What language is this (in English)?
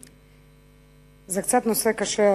Hebrew